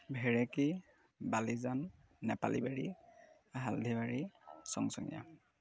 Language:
Assamese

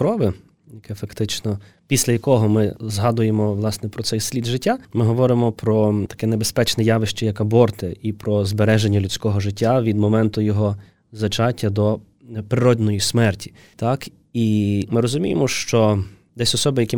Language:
Ukrainian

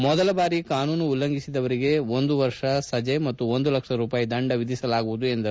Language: Kannada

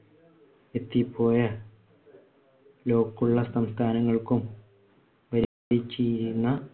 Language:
Malayalam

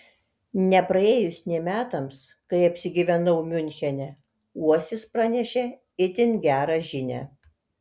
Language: Lithuanian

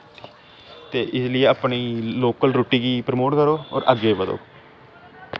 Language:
Dogri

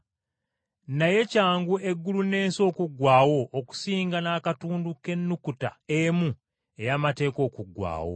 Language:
Ganda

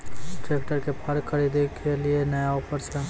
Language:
Maithili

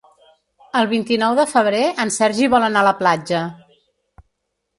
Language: Catalan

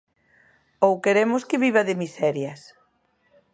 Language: Galician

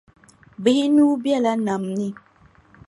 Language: Dagbani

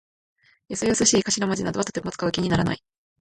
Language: Japanese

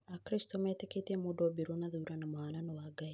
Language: Kikuyu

